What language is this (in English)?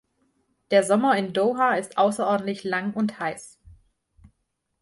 German